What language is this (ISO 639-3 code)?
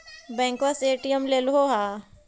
mag